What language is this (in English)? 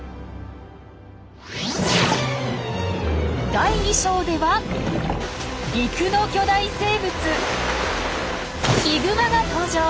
Japanese